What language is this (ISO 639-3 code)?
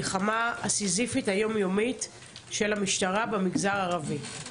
heb